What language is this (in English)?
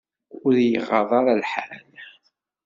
Kabyle